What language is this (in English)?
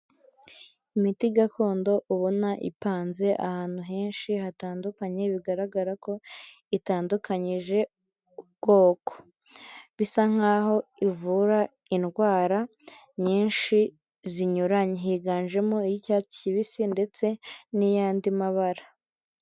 Kinyarwanda